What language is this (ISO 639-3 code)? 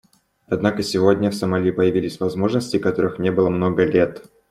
rus